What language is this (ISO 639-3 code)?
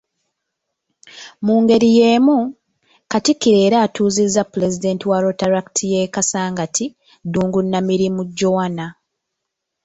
lug